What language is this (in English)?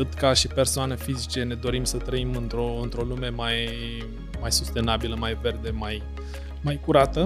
Romanian